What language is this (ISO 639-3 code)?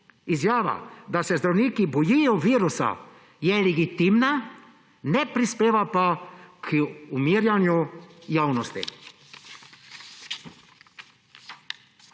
slv